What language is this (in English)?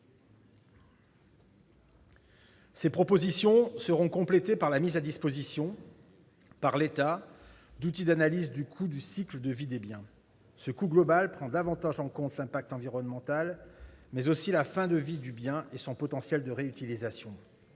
French